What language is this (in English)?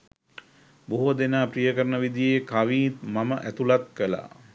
Sinhala